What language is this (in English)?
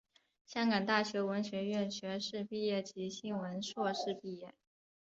Chinese